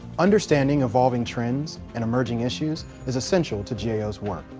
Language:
English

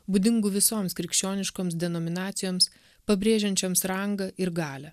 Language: Lithuanian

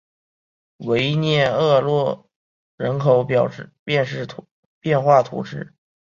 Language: Chinese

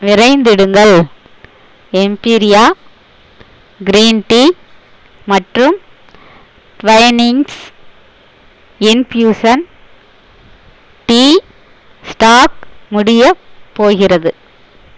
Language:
Tamil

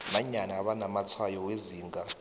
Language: South Ndebele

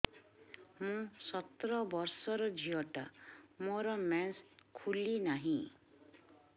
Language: Odia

